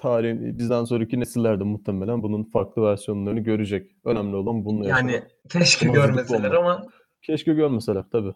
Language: Turkish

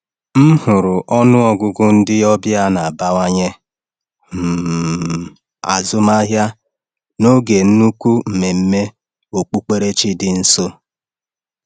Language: Igbo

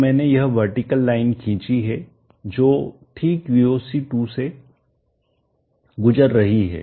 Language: Hindi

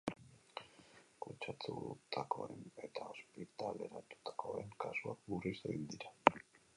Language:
Basque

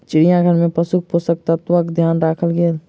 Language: Maithili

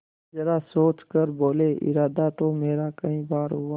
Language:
Hindi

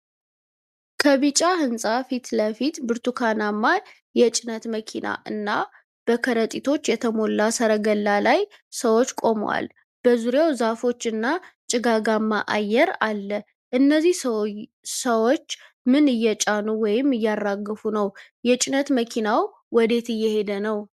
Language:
Amharic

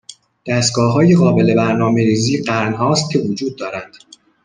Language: Persian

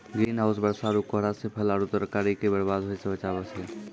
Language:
Maithili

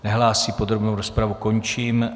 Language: Czech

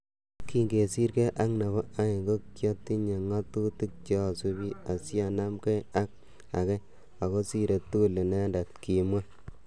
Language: Kalenjin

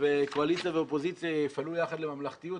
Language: Hebrew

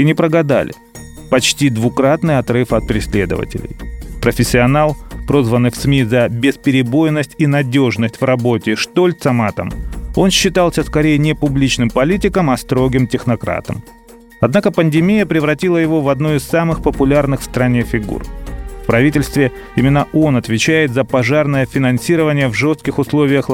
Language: Russian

